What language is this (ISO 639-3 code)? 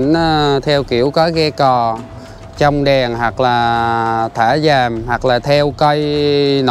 vie